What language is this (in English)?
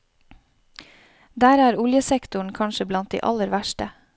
Norwegian